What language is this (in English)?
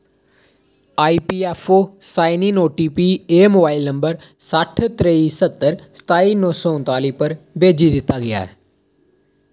Dogri